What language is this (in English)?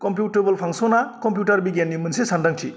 Bodo